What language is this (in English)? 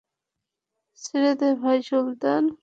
Bangla